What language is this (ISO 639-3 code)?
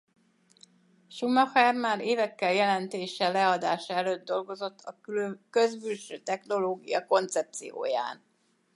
hun